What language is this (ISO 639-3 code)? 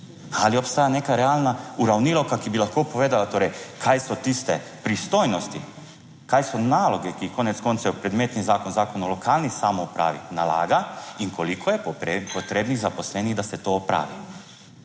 slv